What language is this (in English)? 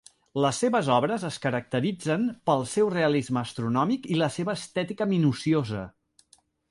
Catalan